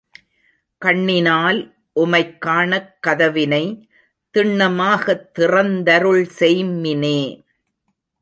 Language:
Tamil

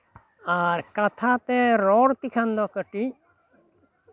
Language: Santali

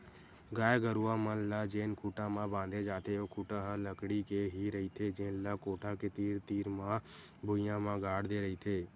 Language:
Chhattisgarhi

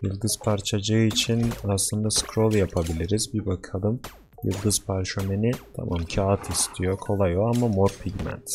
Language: Turkish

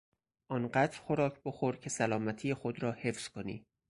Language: Persian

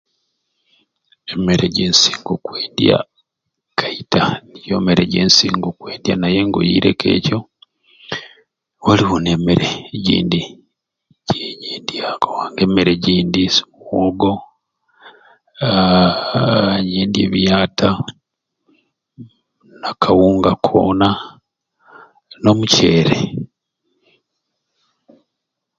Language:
Ruuli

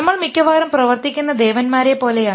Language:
Malayalam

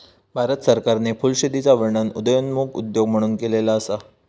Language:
Marathi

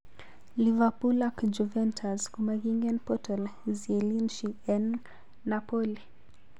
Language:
Kalenjin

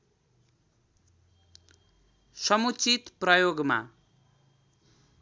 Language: Nepali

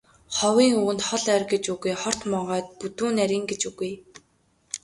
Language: Mongolian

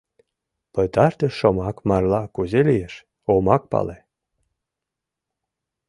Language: Mari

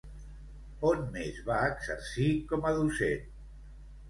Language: Catalan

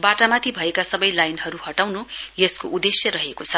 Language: Nepali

